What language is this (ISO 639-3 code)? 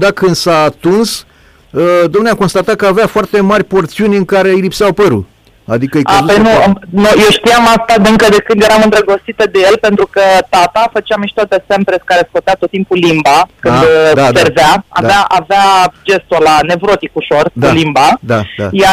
ron